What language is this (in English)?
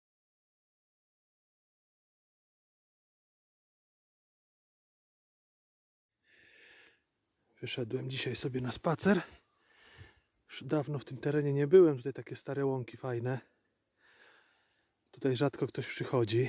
Polish